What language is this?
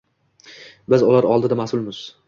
Uzbek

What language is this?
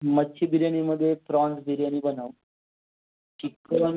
Marathi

